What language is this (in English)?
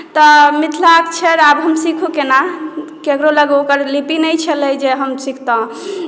Maithili